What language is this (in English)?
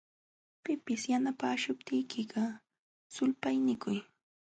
Jauja Wanca Quechua